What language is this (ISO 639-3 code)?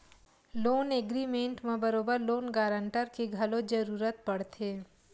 hne